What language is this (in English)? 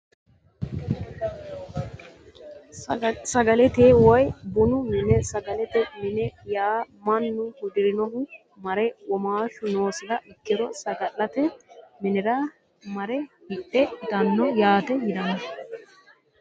Sidamo